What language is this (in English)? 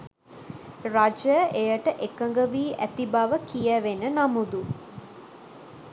Sinhala